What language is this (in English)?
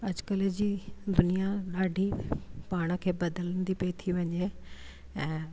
Sindhi